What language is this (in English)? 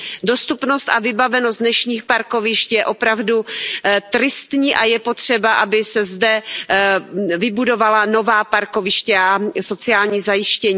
Czech